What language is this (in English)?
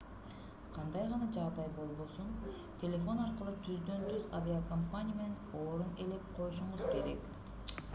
Kyrgyz